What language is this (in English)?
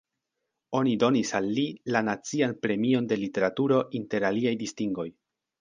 Esperanto